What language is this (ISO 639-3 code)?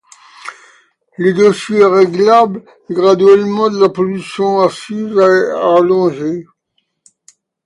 fra